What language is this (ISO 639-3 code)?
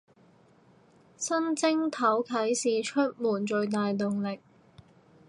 yue